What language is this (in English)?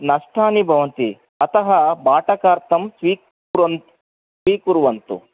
Sanskrit